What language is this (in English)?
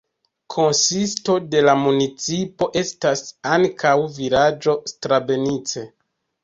Esperanto